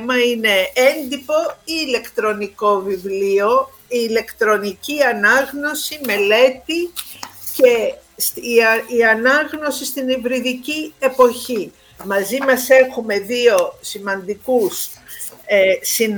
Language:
Greek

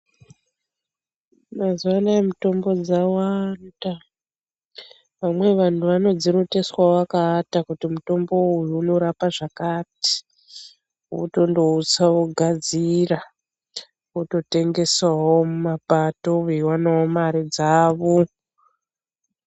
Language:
Ndau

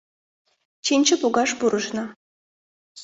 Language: Mari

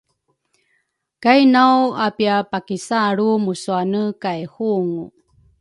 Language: Rukai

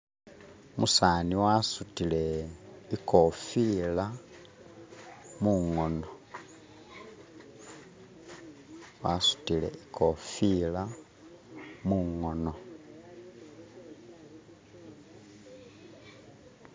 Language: Masaaba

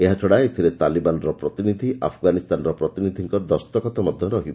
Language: Odia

